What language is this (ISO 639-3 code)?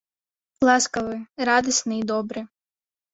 bel